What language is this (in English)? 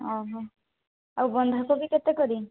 Odia